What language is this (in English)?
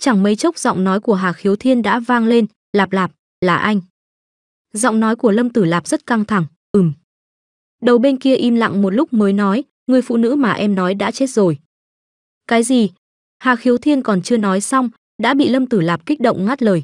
Vietnamese